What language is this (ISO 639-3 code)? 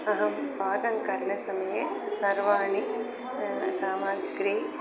san